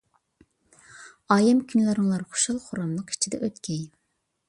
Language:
Uyghur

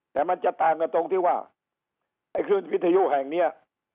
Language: Thai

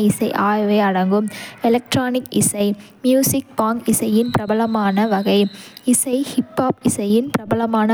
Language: Kota (India)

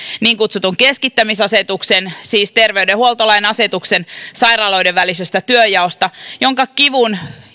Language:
Finnish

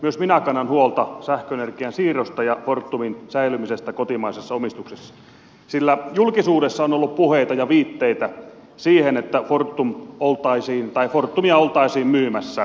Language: Finnish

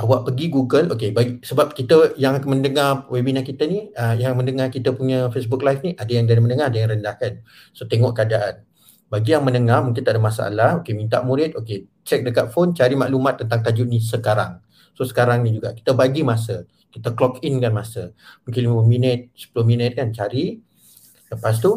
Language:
Malay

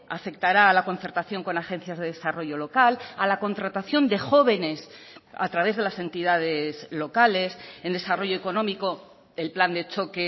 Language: Spanish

